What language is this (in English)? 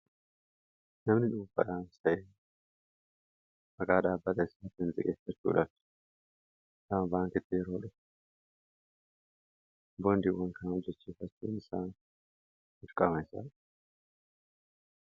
Oromo